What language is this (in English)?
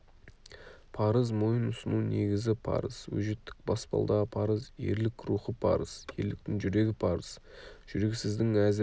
Kazakh